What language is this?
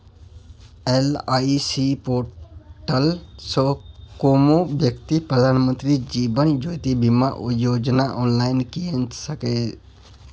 Maithili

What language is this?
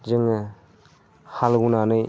Bodo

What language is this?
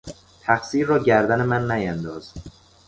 Persian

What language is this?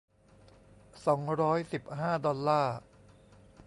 Thai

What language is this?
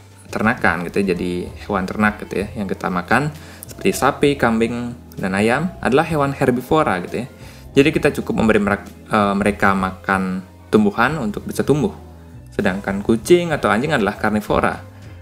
Indonesian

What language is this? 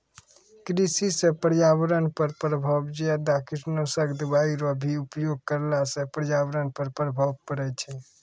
Maithili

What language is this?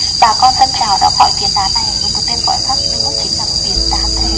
Vietnamese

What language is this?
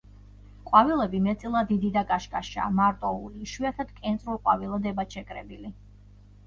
Georgian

